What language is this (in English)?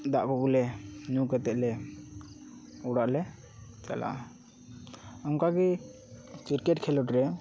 Santali